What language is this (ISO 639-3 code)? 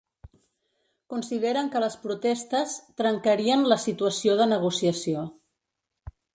cat